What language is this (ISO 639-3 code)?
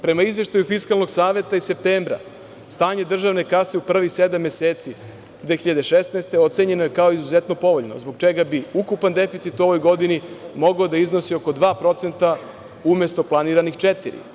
srp